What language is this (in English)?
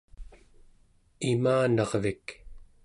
Central Yupik